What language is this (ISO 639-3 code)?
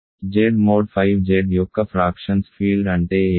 tel